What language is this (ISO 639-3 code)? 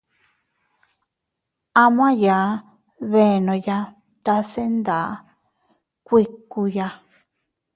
cut